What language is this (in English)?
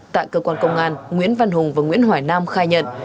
Vietnamese